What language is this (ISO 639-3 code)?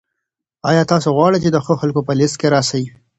pus